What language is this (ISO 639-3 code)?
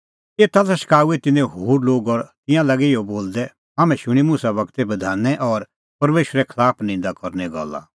kfx